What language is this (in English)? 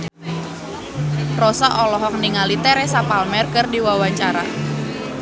Sundanese